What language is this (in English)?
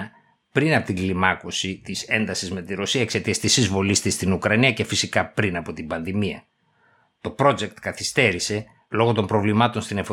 Greek